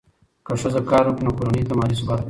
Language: Pashto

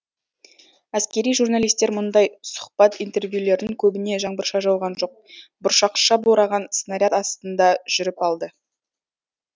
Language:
Kazakh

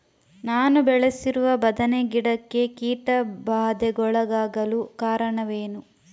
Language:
Kannada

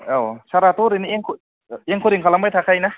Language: Bodo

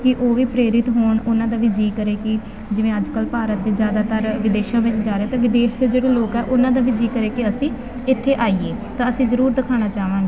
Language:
Punjabi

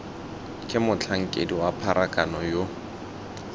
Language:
Tswana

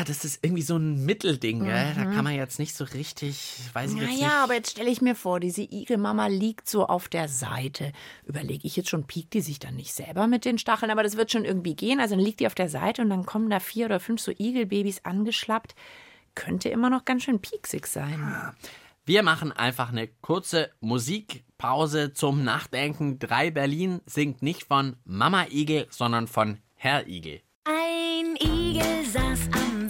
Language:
German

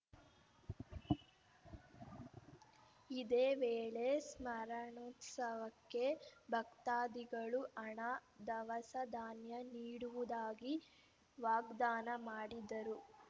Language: Kannada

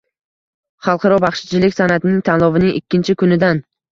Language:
Uzbek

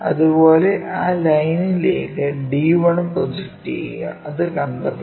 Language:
Malayalam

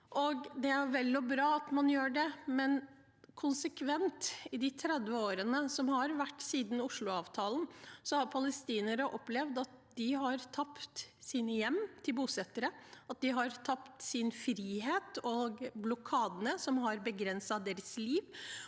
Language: Norwegian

